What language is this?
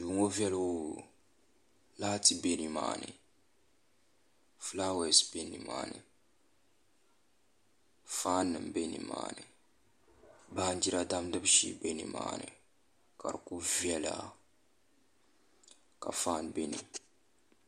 Dagbani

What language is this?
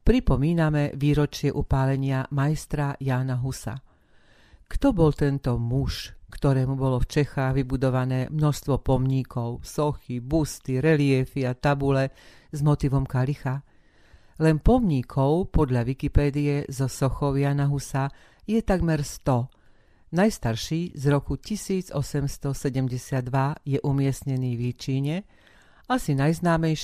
Slovak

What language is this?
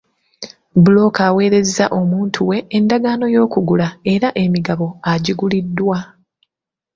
Ganda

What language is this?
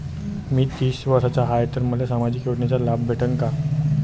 Marathi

